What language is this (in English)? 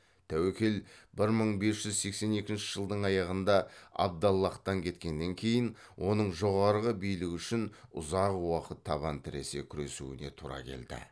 Kazakh